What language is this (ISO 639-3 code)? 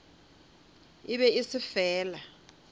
nso